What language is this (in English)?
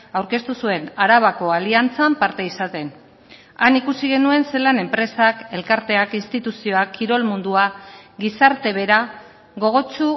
Basque